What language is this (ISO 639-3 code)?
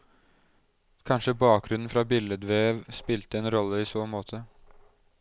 nor